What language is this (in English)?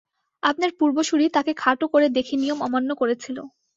Bangla